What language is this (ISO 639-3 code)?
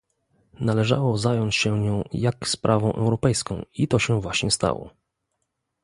pol